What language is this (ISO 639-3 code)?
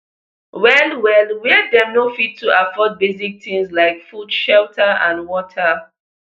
pcm